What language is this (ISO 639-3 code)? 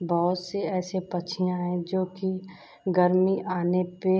hin